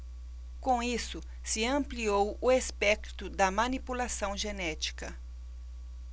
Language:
Portuguese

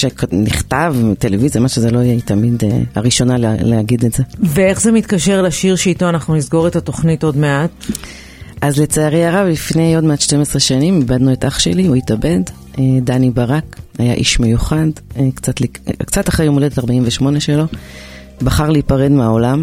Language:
Hebrew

